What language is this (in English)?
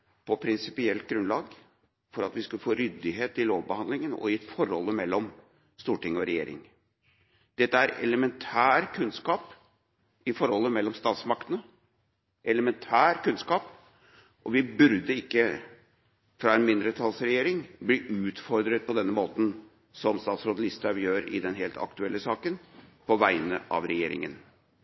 Norwegian Bokmål